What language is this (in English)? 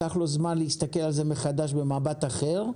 Hebrew